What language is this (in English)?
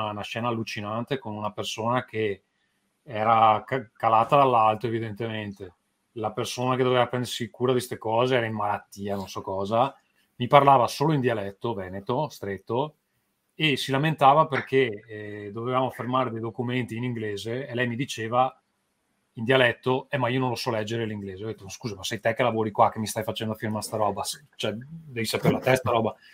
Italian